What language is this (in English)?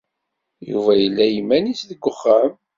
Kabyle